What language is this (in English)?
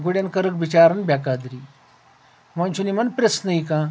Kashmiri